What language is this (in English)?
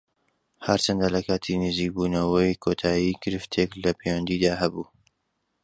Central Kurdish